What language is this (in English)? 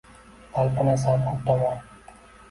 Uzbek